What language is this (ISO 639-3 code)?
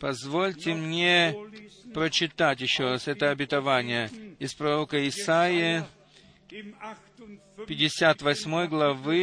rus